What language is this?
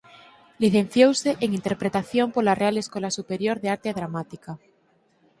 Galician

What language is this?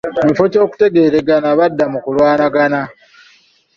Ganda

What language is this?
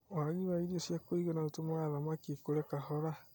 Kikuyu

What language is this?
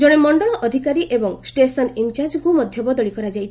Odia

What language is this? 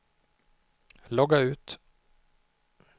Swedish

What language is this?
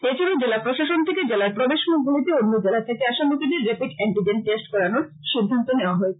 Bangla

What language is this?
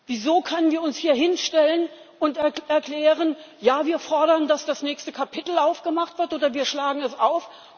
German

